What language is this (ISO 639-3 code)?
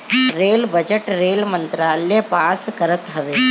bho